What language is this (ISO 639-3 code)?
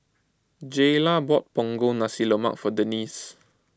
eng